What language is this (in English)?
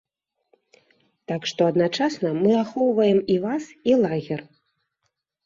Belarusian